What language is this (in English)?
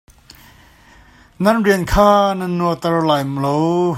Hakha Chin